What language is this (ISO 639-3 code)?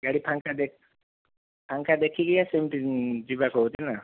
ori